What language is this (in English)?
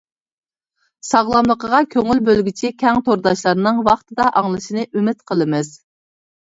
Uyghur